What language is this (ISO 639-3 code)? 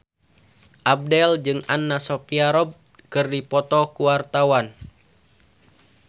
sun